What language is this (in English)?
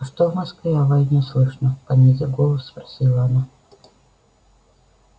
Russian